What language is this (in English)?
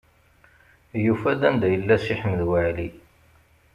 Kabyle